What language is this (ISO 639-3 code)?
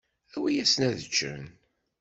kab